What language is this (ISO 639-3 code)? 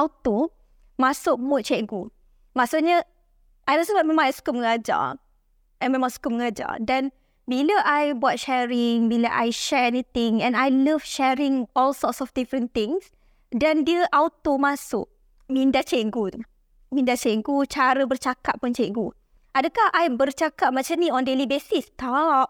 msa